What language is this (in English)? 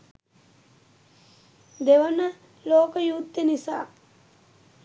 Sinhala